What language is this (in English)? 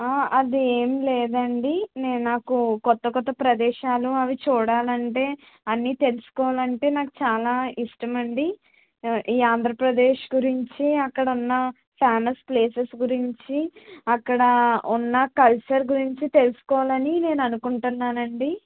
Telugu